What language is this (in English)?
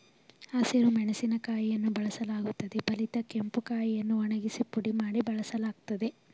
Kannada